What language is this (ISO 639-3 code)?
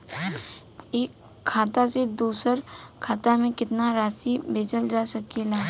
bho